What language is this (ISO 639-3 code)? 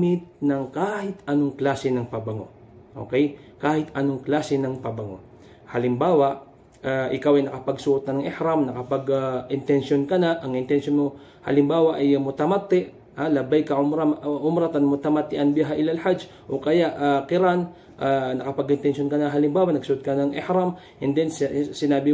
fil